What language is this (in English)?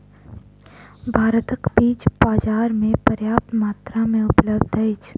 Maithili